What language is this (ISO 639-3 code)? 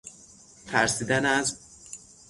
fas